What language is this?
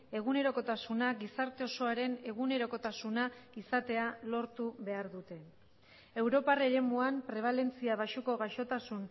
Basque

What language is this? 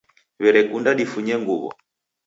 Taita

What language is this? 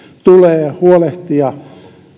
Finnish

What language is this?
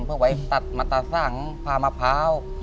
Thai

